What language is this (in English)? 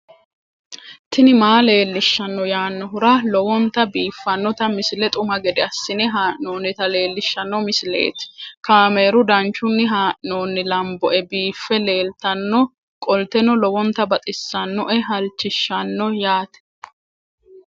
Sidamo